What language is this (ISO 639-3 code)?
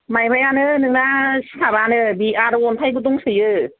brx